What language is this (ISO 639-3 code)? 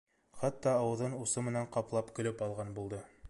bak